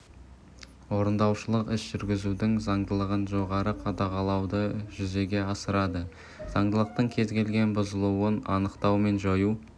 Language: Kazakh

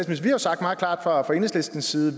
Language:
Danish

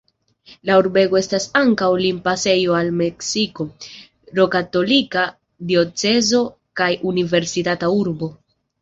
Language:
Esperanto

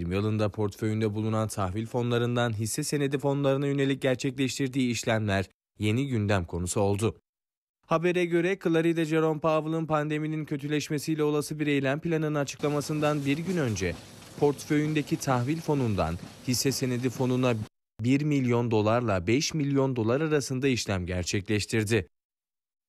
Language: Turkish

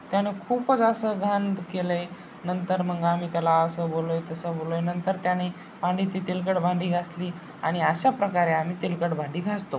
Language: Marathi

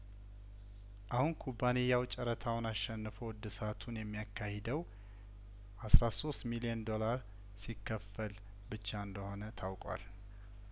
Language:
Amharic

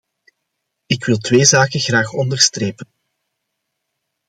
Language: Dutch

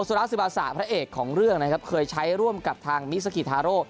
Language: Thai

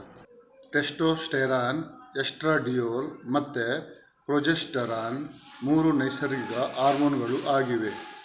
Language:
Kannada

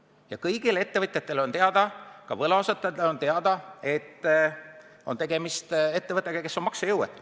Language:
Estonian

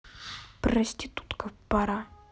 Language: Russian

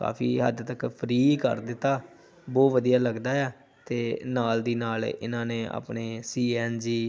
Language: Punjabi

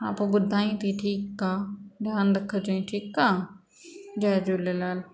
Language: Sindhi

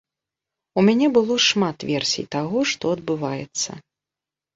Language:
Belarusian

